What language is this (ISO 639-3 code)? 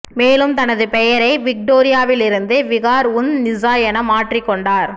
tam